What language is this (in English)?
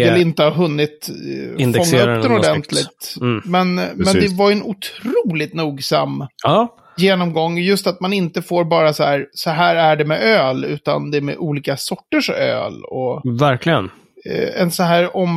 Swedish